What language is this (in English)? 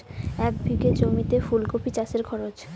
Bangla